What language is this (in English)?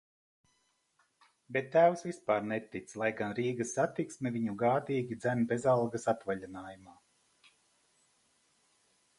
Latvian